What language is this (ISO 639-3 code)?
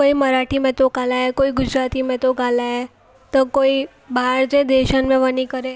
snd